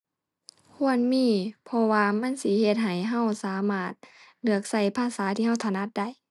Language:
Thai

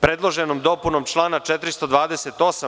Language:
Serbian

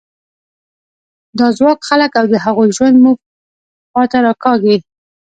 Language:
Pashto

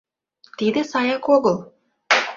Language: Mari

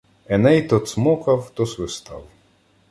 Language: Ukrainian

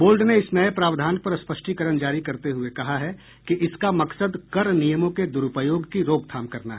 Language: Hindi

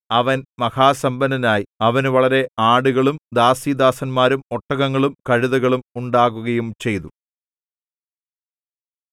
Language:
Malayalam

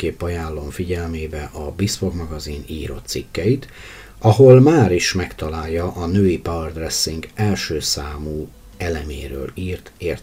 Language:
Hungarian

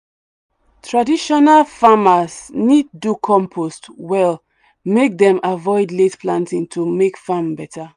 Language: Nigerian Pidgin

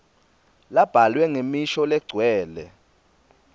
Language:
Swati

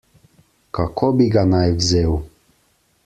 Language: Slovenian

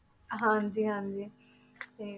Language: Punjabi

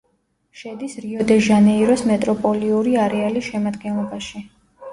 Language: Georgian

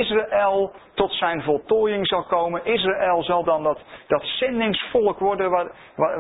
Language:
Dutch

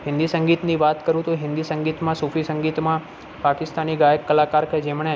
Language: Gujarati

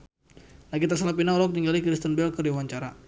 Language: Sundanese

